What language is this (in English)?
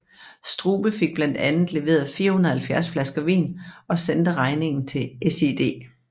Danish